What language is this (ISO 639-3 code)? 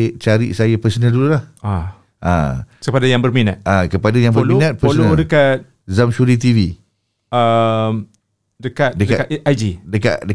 msa